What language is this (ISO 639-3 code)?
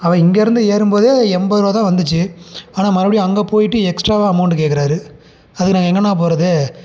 tam